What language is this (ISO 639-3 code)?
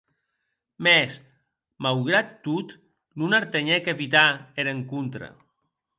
oci